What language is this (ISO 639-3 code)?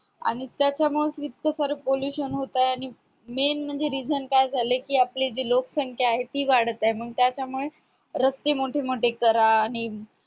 mar